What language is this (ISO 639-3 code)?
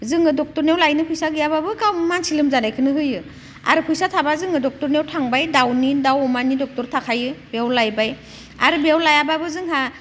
brx